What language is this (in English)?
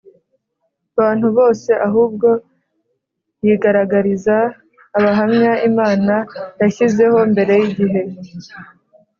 Kinyarwanda